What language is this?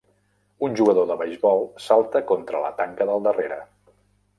Catalan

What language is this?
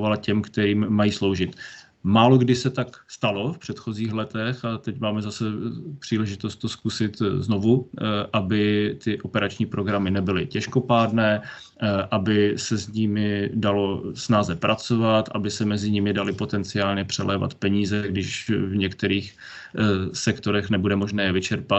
Czech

